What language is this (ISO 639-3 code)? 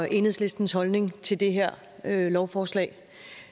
dan